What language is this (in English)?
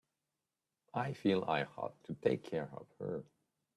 English